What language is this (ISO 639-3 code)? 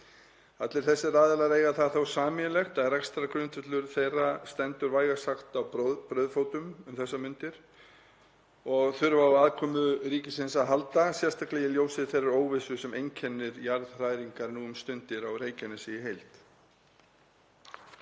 isl